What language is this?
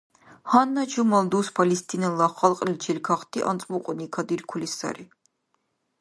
Dargwa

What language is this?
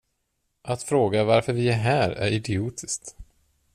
Swedish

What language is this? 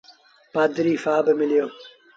Sindhi Bhil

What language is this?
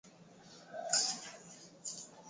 Swahili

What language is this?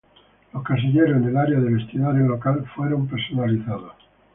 Spanish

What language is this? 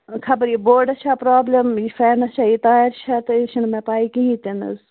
Kashmiri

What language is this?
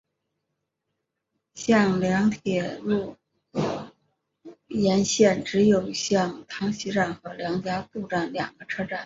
Chinese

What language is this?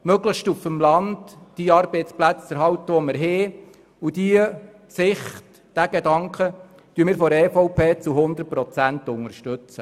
Swiss German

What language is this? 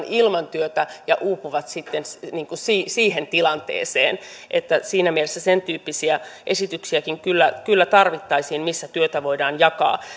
Finnish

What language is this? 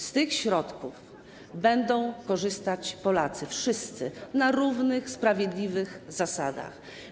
Polish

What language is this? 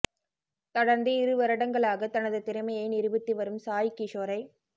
Tamil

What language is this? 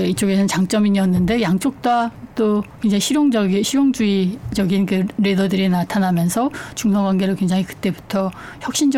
Korean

